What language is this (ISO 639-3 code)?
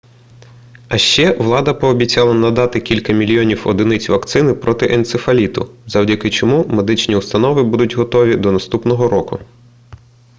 ukr